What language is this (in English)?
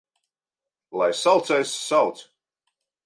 Latvian